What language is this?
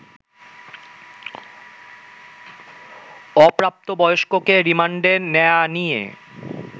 Bangla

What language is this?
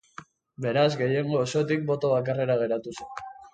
Basque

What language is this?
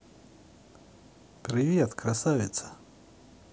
Russian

